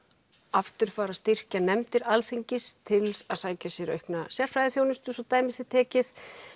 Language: Icelandic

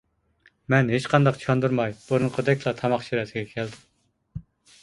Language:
Uyghur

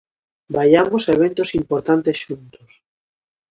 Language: Galician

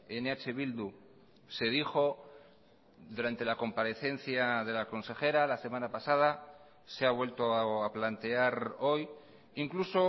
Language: Spanish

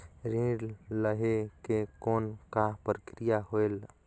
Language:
Chhattisgarhi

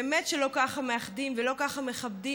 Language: Hebrew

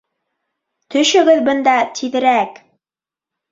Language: Bashkir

